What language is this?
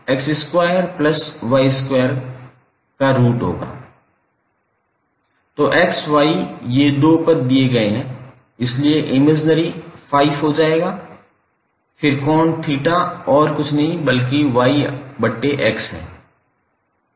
Hindi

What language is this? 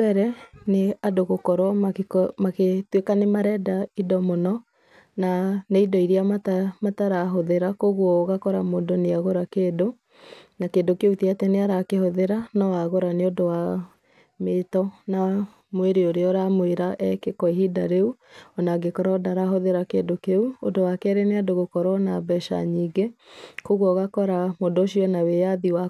Kikuyu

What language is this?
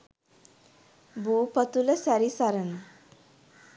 Sinhala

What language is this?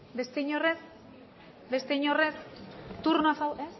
Basque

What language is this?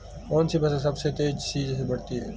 Hindi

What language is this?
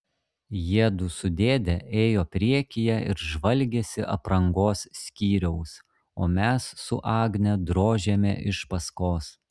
Lithuanian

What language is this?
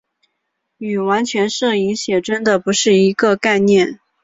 Chinese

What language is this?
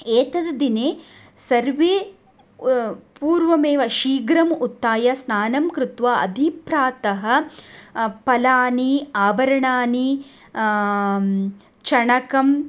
Sanskrit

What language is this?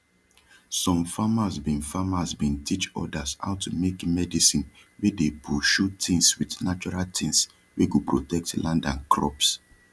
Nigerian Pidgin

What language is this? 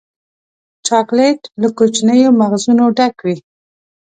Pashto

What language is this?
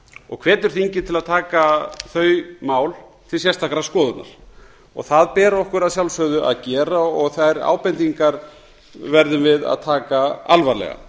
Icelandic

